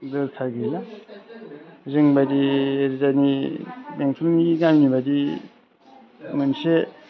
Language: Bodo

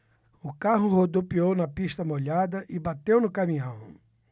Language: Portuguese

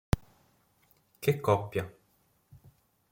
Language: Italian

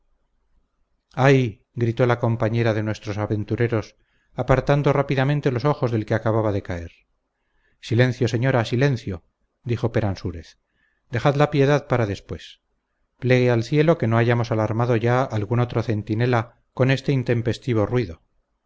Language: Spanish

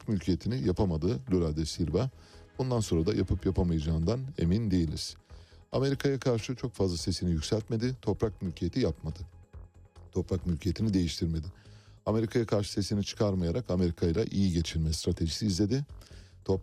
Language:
Turkish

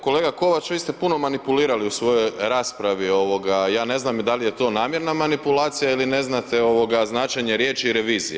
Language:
Croatian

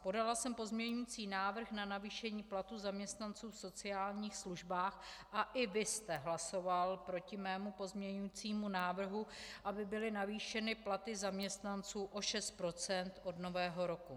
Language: Czech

